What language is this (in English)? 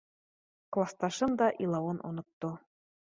Bashkir